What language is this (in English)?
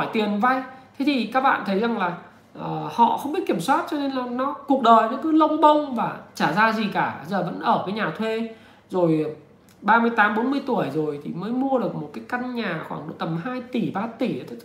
Vietnamese